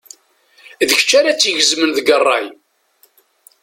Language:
Kabyle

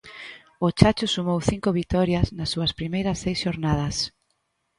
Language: Galician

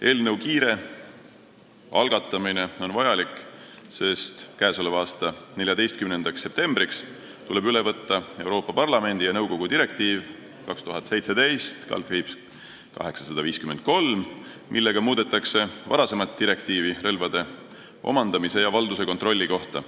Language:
Estonian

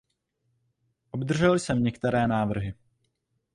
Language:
Czech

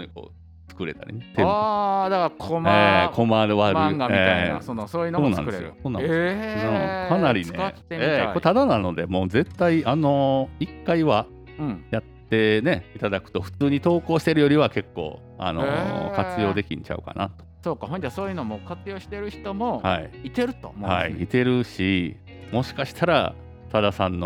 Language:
Japanese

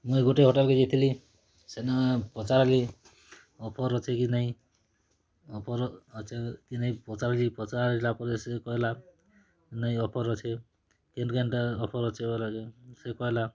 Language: Odia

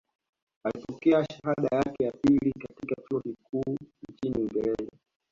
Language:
Swahili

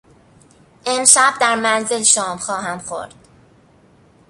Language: Persian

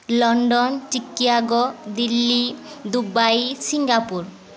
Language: Odia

